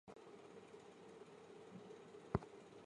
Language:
Chinese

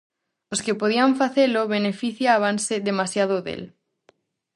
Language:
Galician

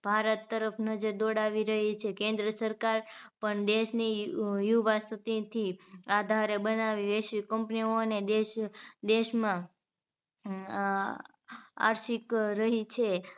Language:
Gujarati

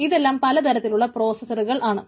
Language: Malayalam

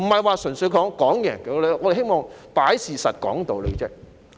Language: Cantonese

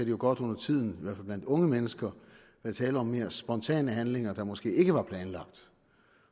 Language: Danish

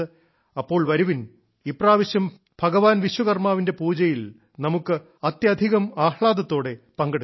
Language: Malayalam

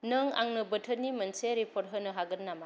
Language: Bodo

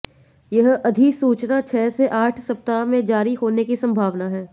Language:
Hindi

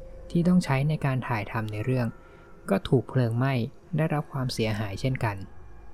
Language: Thai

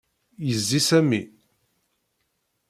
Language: Kabyle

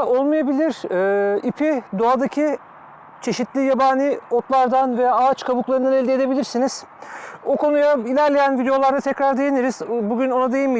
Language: Turkish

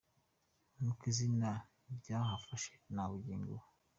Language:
Kinyarwanda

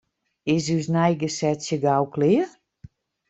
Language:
Western Frisian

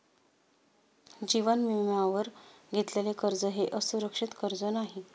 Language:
Marathi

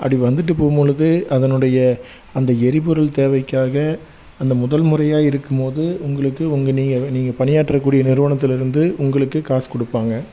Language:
Tamil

